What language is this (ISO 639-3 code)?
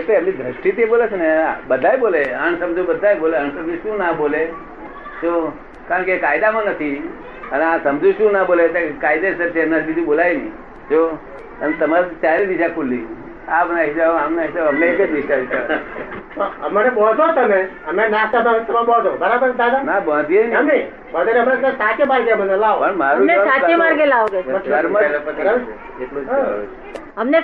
guj